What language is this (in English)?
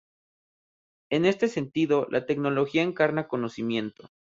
Spanish